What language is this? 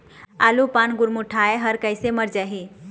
Chhattisgarhi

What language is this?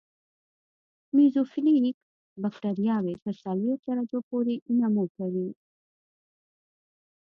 Pashto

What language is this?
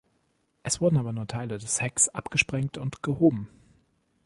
German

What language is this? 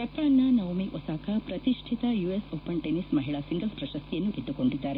Kannada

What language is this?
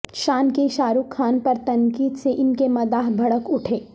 Urdu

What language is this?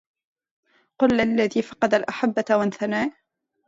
Arabic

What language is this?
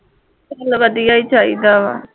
Punjabi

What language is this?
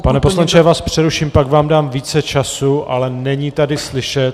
Czech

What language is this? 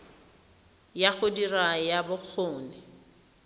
Tswana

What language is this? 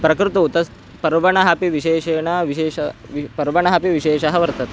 Sanskrit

